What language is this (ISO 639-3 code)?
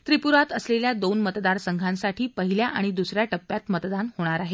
mar